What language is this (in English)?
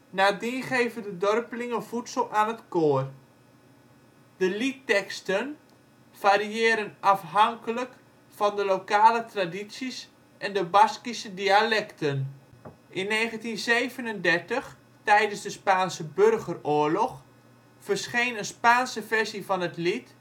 Dutch